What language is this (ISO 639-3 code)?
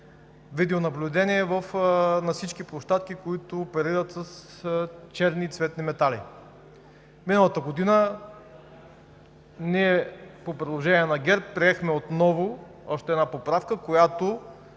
bul